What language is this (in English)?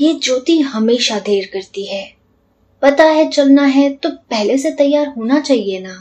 Hindi